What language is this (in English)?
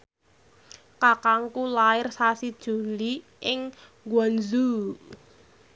Javanese